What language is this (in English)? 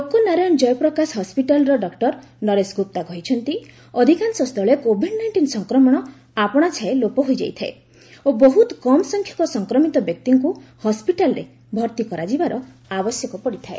Odia